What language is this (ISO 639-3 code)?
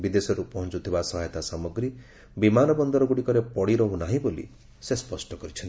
ori